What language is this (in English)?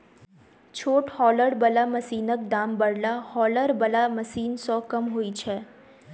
Maithili